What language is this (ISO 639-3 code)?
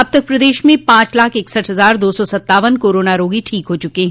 hin